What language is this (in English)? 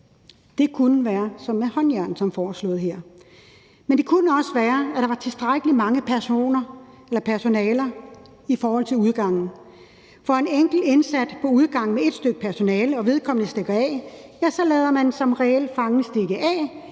Danish